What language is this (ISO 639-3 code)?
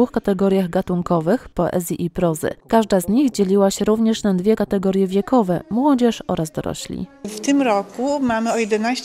pol